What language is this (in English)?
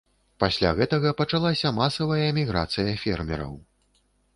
Belarusian